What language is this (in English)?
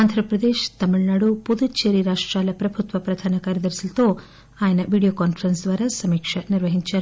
Telugu